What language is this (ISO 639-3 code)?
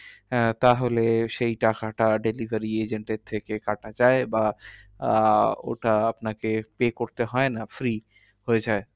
ben